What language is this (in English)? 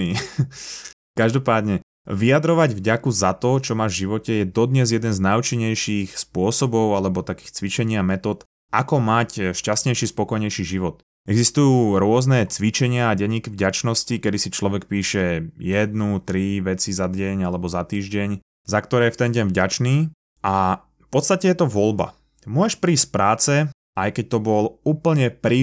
Slovak